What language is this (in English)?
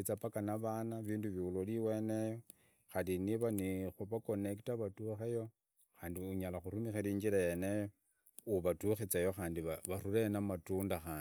Idakho-Isukha-Tiriki